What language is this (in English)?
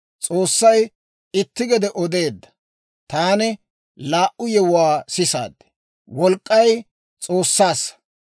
Dawro